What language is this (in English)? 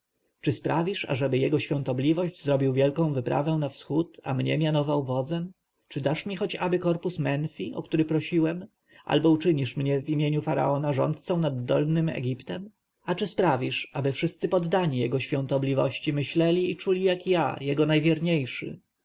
Polish